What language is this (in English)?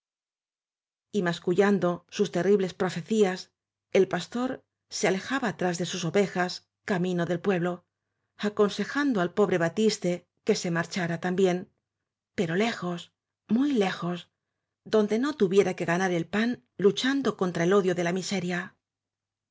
Spanish